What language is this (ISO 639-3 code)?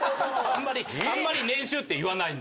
jpn